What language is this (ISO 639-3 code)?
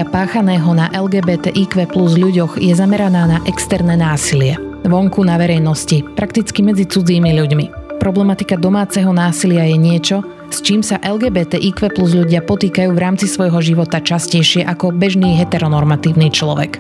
slk